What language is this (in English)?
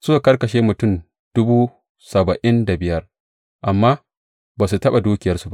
Hausa